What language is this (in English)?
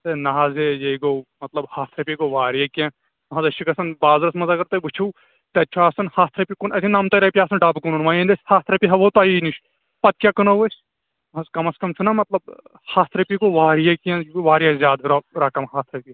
Kashmiri